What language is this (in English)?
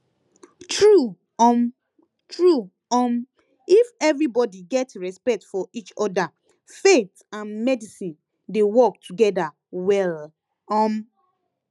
Nigerian Pidgin